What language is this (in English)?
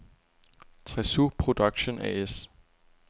Danish